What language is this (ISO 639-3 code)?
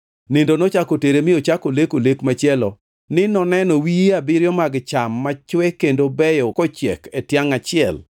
luo